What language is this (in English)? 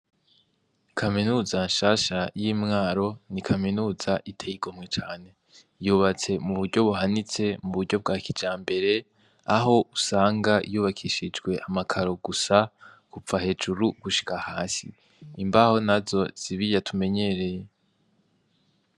Rundi